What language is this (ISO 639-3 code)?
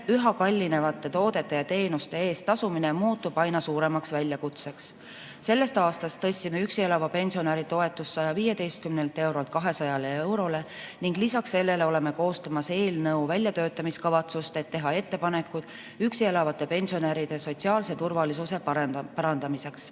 est